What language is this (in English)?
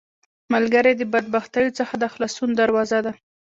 Pashto